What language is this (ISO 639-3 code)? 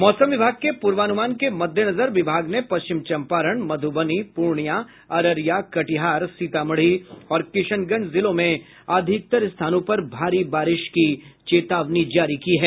hin